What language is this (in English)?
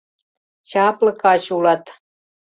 Mari